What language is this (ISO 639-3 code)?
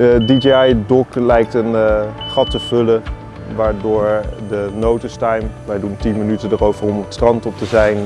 nld